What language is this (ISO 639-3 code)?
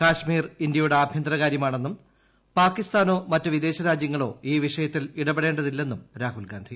mal